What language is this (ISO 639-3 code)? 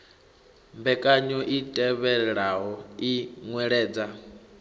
ven